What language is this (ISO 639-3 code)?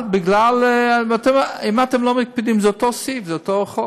heb